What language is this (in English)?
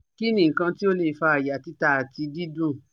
Yoruba